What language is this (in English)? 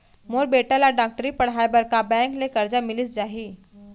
Chhattisgarhi